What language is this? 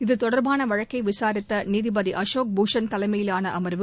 Tamil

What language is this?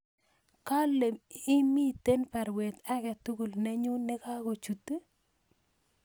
Kalenjin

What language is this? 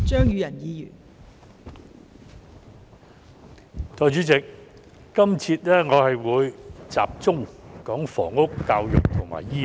Cantonese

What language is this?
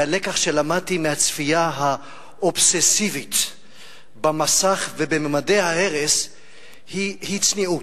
Hebrew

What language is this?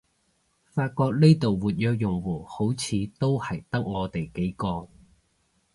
Cantonese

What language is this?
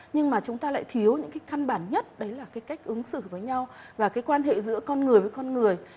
Vietnamese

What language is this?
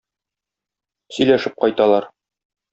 Tatar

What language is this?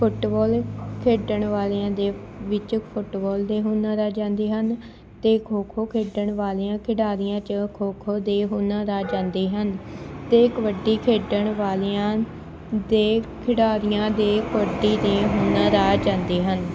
Punjabi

